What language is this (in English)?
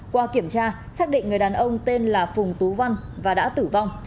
Vietnamese